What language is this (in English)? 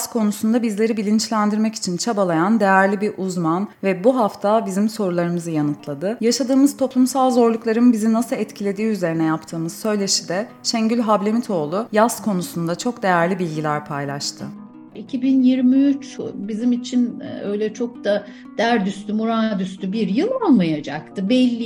Turkish